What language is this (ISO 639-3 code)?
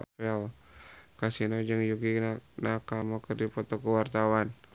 sun